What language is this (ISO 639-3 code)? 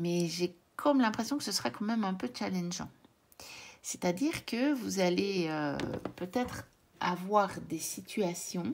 fra